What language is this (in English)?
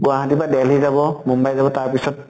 Assamese